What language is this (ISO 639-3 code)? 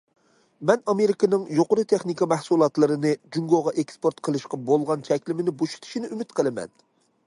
uig